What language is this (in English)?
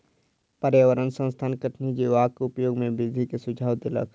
Maithili